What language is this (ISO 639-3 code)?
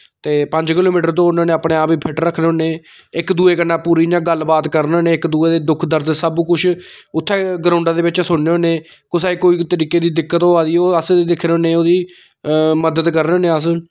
doi